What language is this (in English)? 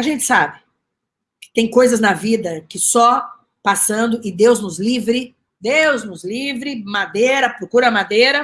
Portuguese